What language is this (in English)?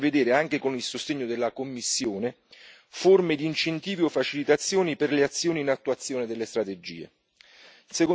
Italian